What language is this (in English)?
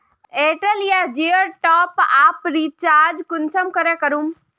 Magahi